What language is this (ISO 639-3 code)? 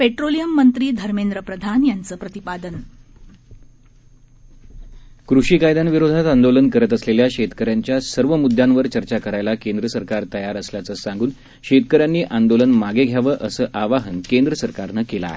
mar